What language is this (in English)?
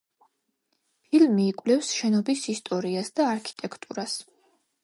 Georgian